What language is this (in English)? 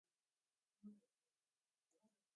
Slovenian